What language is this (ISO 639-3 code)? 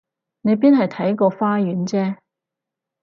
yue